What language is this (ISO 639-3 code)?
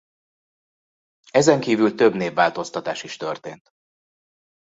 hun